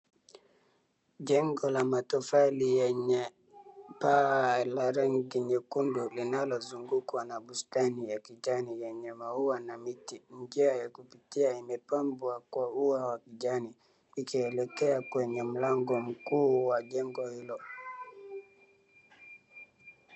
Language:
Swahili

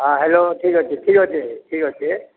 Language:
Odia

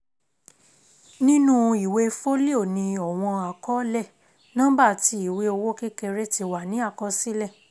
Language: Yoruba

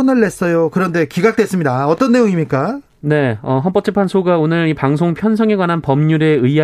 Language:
Korean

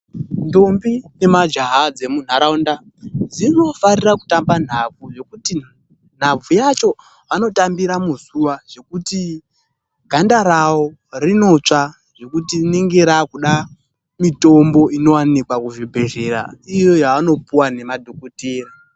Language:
Ndau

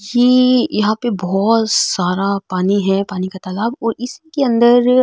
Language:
Marwari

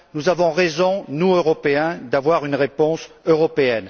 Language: French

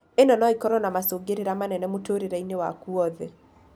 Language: Kikuyu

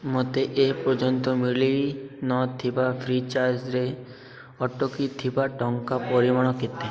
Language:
Odia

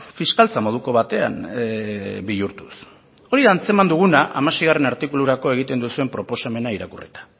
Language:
Basque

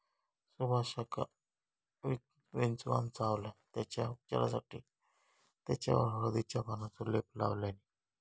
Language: Marathi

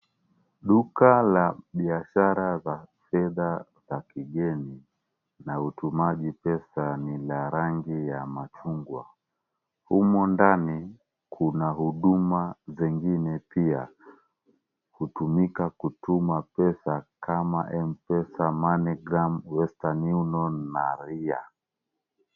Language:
Swahili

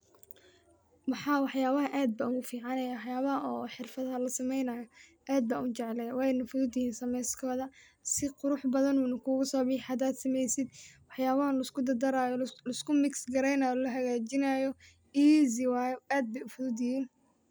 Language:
Somali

